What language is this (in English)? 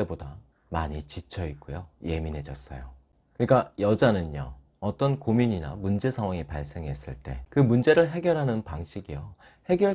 Korean